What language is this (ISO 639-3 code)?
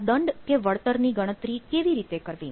guj